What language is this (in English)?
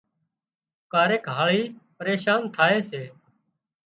Wadiyara Koli